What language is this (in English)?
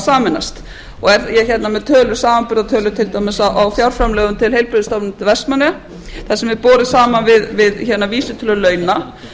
Icelandic